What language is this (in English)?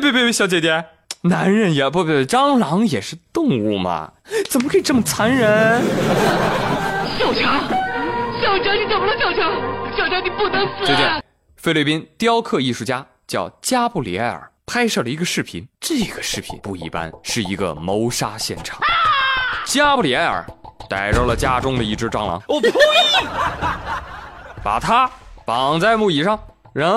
Chinese